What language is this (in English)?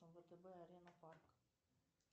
Russian